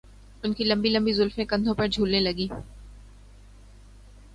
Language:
Urdu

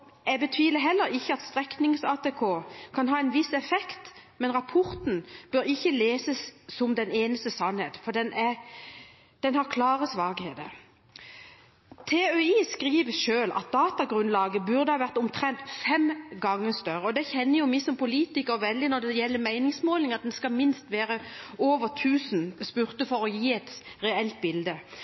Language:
Norwegian Bokmål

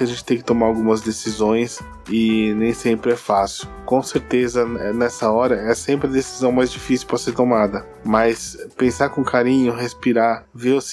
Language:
Portuguese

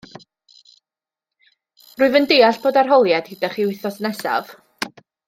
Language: Welsh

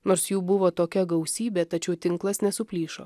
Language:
Lithuanian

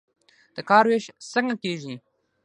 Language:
Pashto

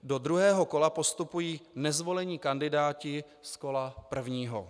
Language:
Czech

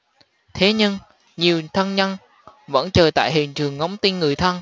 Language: Vietnamese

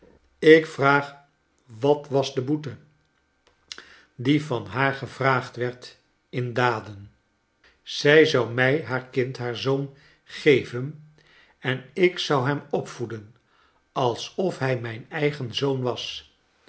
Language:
Dutch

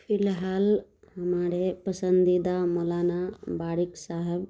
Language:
Urdu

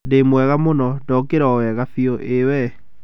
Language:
Kikuyu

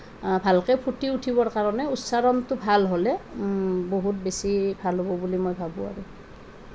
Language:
Assamese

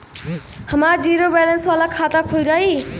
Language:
Bhojpuri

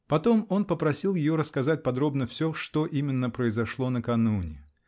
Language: Russian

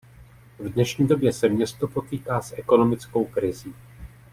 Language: Czech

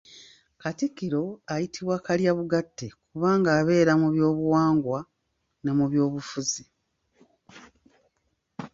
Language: Ganda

